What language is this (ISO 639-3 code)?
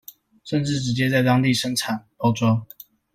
zho